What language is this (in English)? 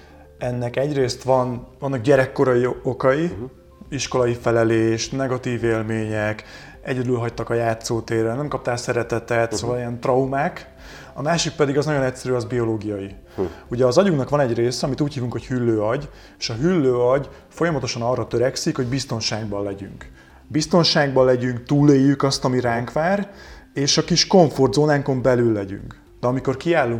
Hungarian